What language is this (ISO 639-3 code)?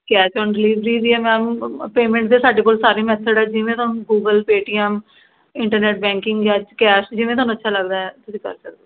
pan